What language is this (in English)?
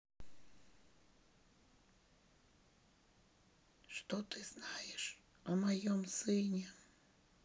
Russian